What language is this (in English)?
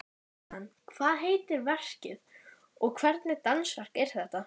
Icelandic